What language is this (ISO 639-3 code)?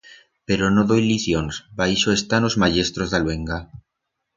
arg